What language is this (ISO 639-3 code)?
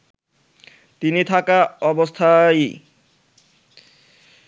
ben